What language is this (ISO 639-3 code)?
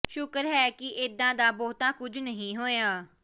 pan